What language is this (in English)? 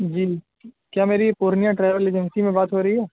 Urdu